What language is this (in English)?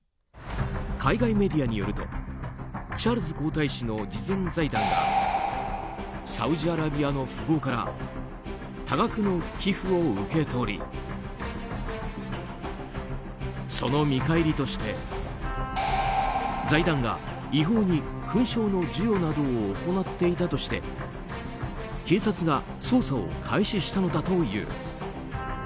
Japanese